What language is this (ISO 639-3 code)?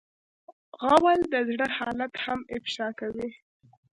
pus